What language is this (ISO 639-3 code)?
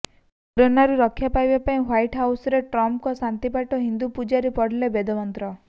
ori